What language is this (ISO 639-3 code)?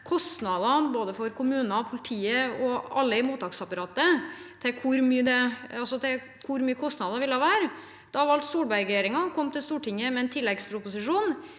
nor